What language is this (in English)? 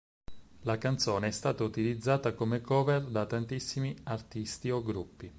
Italian